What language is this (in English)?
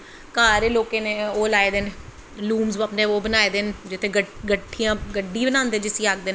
Dogri